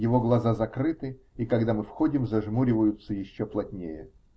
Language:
Russian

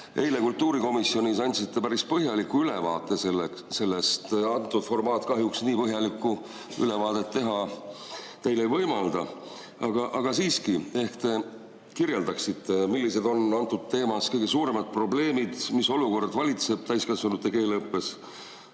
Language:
Estonian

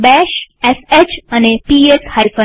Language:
Gujarati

